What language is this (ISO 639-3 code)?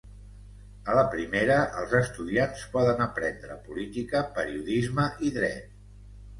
cat